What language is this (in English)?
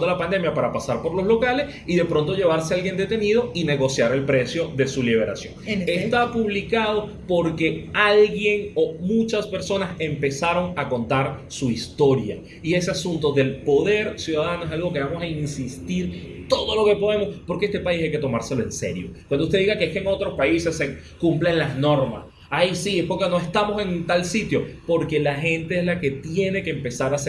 Spanish